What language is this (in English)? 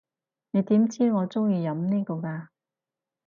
Cantonese